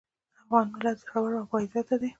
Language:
Pashto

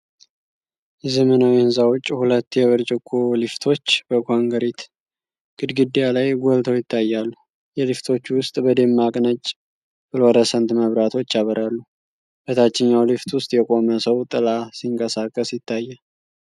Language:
Amharic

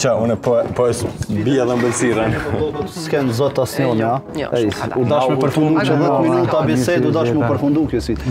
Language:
Romanian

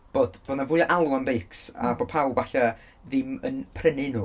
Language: Welsh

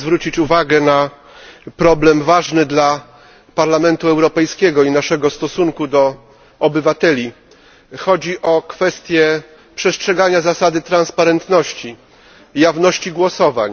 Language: Polish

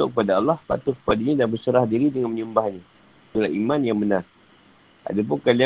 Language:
Malay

